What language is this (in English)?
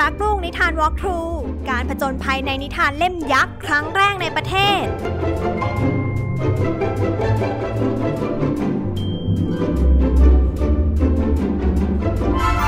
Thai